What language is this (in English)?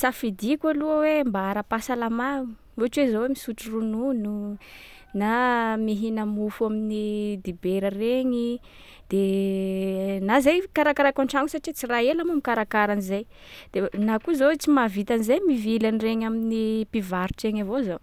Sakalava Malagasy